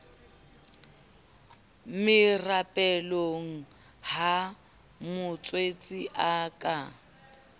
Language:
Southern Sotho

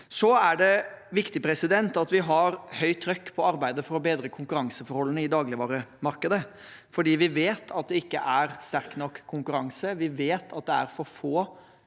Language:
Norwegian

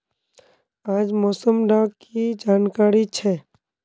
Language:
Magahi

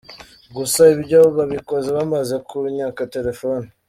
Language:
Kinyarwanda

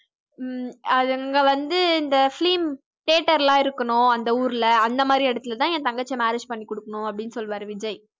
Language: Tamil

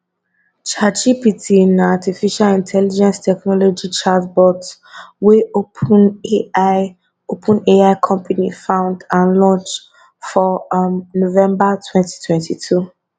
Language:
Nigerian Pidgin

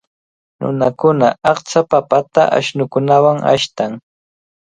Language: Cajatambo North Lima Quechua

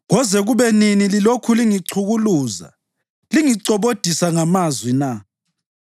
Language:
North Ndebele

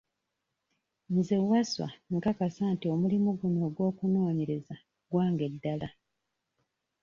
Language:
Ganda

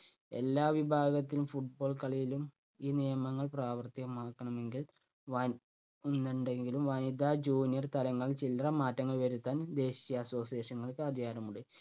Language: Malayalam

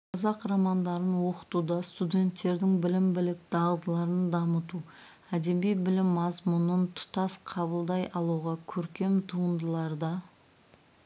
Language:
Kazakh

